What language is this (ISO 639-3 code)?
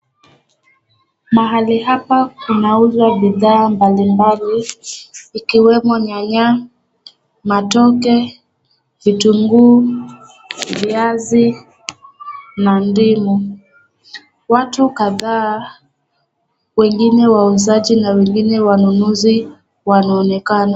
swa